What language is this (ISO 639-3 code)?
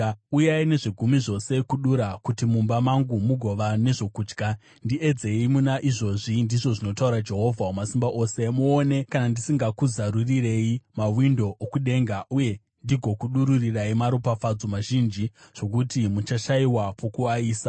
sna